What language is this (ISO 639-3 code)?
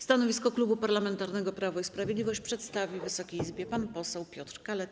pol